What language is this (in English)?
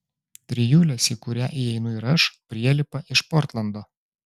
Lithuanian